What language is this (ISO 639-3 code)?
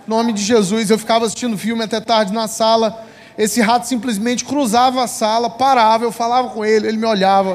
por